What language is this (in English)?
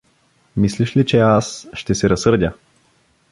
Bulgarian